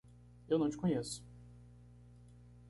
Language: Portuguese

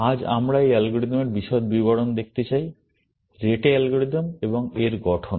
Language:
Bangla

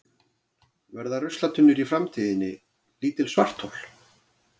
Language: Icelandic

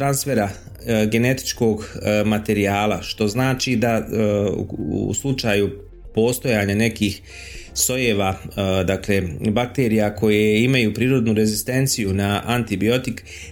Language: Croatian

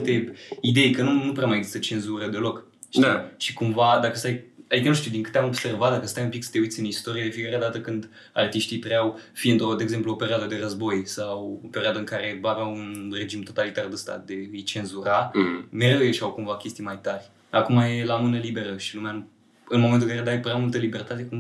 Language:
Romanian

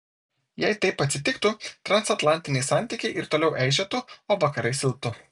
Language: Lithuanian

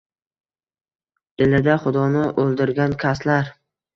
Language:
Uzbek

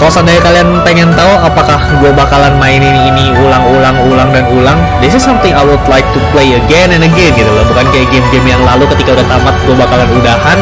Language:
Indonesian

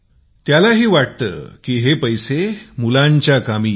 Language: Marathi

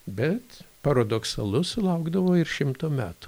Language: Lithuanian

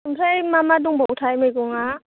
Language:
Bodo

